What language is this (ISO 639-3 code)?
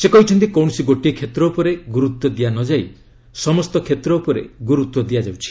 ori